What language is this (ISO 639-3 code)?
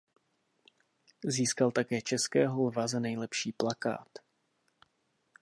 ces